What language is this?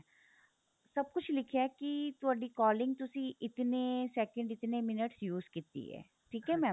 Punjabi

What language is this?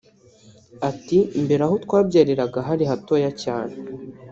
Kinyarwanda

